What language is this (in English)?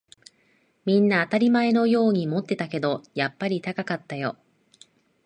Japanese